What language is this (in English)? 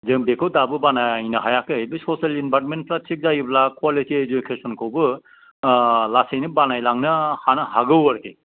Bodo